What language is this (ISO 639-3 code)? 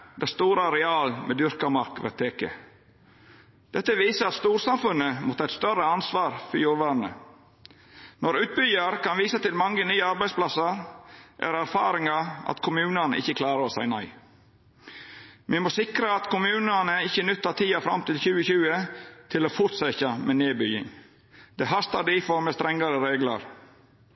nno